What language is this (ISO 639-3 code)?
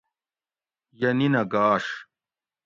gwc